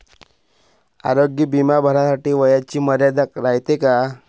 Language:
Marathi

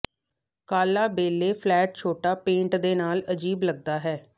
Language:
Punjabi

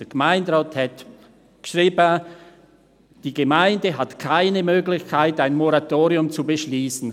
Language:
Swiss German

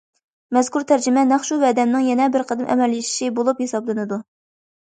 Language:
Uyghur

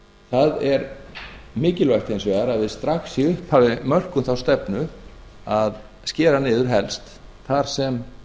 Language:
Icelandic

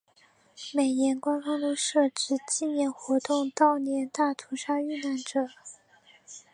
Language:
Chinese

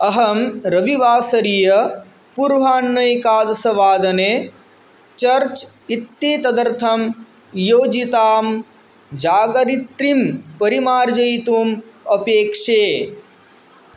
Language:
Sanskrit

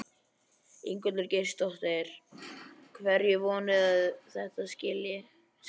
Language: Icelandic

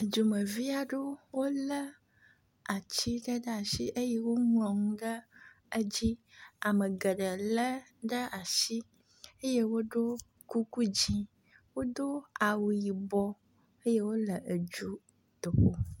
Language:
Ewe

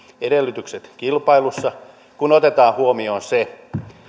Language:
Finnish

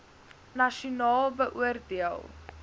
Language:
Afrikaans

